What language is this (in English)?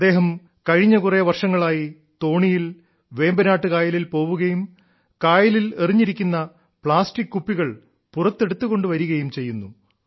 Malayalam